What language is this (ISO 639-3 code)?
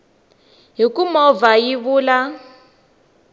tso